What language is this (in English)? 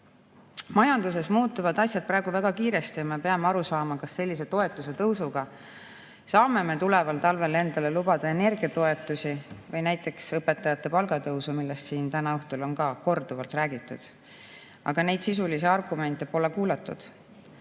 Estonian